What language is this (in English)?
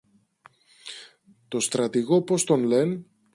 Greek